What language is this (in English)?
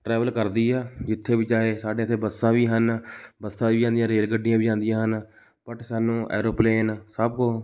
Punjabi